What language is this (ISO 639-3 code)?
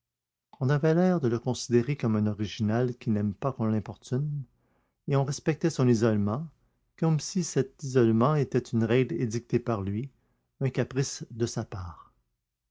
fra